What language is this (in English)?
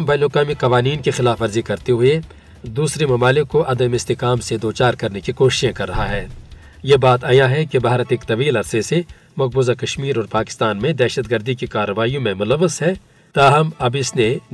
Urdu